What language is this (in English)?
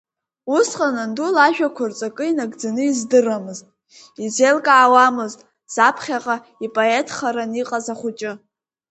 Abkhazian